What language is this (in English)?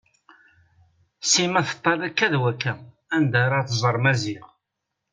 Kabyle